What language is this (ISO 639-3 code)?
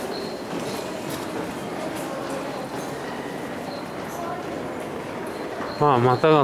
jpn